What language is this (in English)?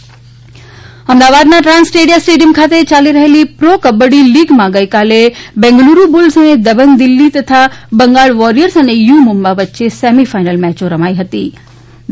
Gujarati